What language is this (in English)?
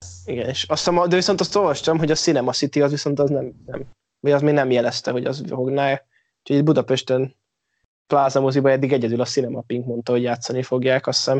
Hungarian